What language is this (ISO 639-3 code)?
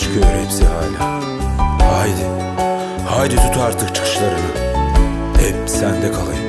tur